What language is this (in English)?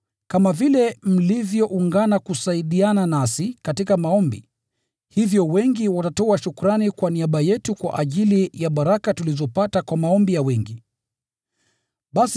Swahili